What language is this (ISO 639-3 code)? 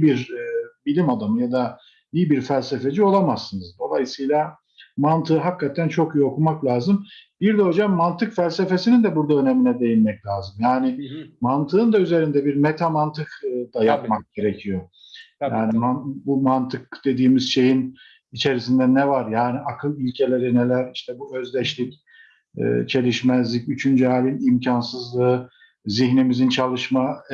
tur